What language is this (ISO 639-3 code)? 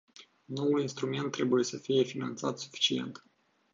ron